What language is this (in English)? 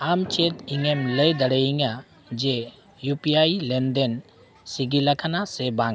Santali